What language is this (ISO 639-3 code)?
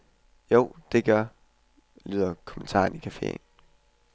dan